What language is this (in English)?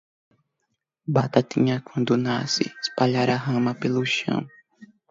Portuguese